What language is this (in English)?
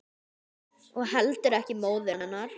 Icelandic